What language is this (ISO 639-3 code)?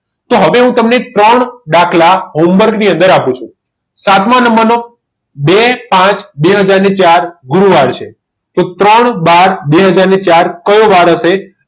guj